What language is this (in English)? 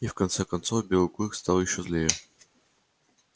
Russian